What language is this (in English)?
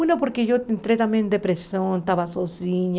Portuguese